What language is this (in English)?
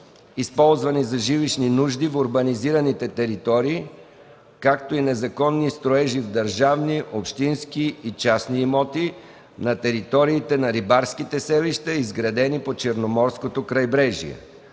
Bulgarian